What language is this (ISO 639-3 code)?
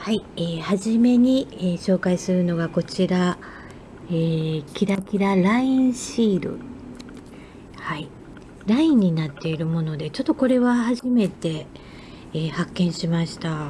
jpn